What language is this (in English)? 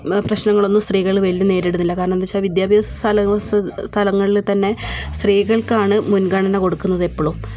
Malayalam